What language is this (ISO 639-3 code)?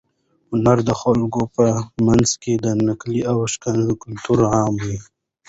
pus